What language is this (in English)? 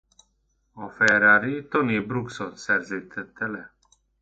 Hungarian